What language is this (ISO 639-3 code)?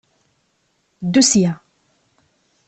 kab